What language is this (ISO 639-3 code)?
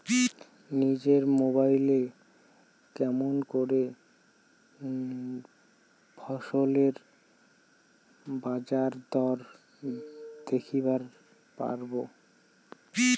ben